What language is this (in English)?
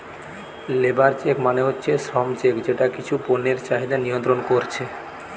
Bangla